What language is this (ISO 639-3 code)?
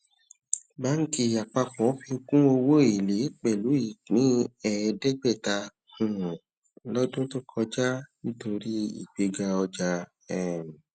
yor